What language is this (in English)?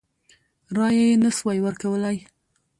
Pashto